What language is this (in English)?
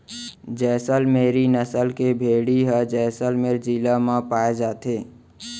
Chhattisgarhi